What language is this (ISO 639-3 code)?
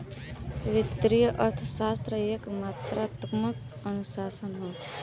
bho